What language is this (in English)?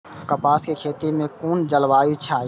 Maithili